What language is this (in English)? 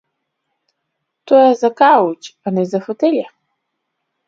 Macedonian